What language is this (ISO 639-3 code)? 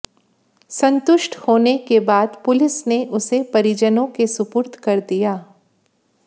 hin